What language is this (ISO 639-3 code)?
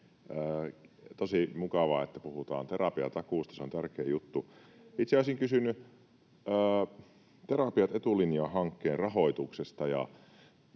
fin